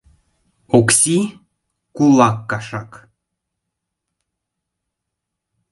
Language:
Mari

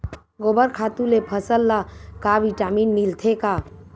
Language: Chhattisgarhi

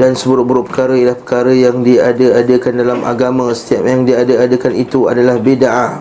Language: Malay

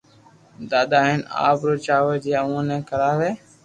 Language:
Loarki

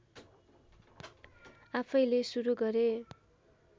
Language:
Nepali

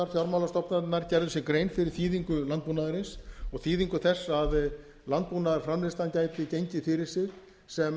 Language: Icelandic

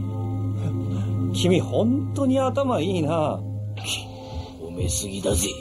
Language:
Japanese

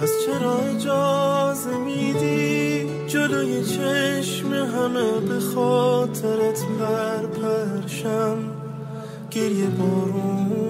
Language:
Persian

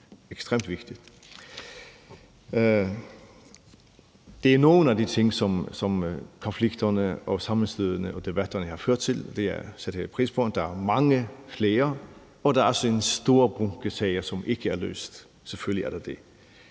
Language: Danish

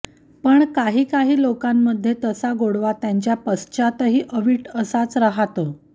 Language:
Marathi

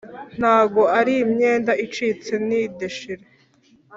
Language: Kinyarwanda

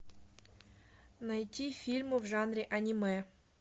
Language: Russian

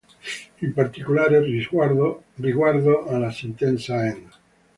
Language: Italian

